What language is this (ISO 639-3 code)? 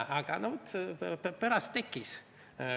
est